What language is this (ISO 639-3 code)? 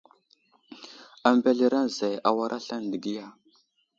udl